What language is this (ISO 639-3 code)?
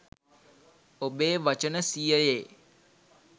sin